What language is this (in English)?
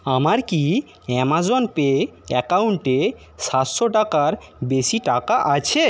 Bangla